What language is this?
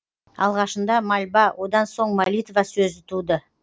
Kazakh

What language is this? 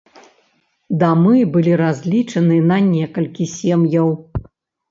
Belarusian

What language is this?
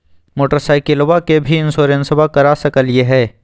Magahi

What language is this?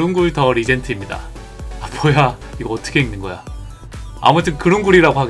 Korean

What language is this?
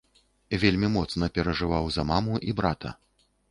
Belarusian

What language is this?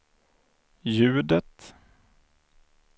Swedish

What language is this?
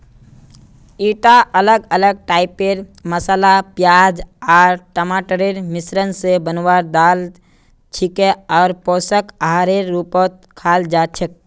Magahi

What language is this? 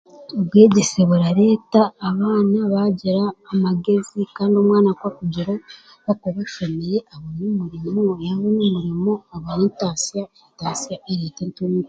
Chiga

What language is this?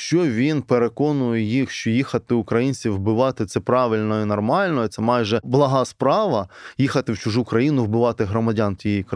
Ukrainian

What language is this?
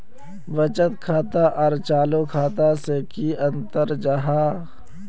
Magahi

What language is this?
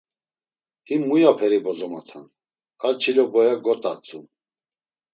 Laz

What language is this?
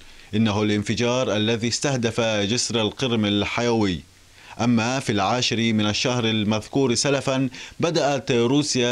Arabic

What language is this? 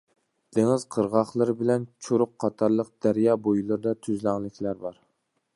Uyghur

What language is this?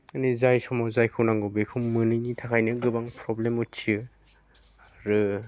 Bodo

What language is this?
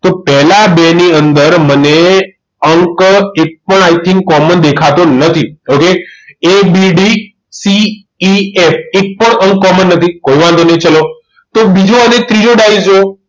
Gujarati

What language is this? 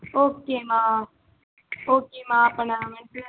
Tamil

